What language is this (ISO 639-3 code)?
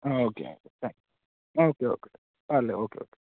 tel